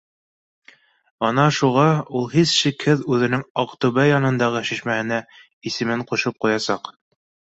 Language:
Bashkir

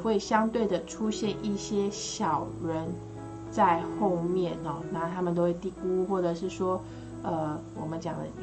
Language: Chinese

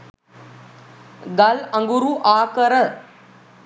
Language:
Sinhala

